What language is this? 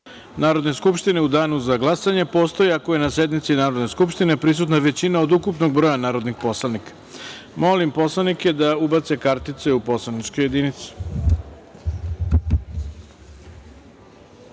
Serbian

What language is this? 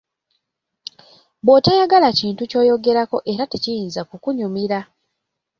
Ganda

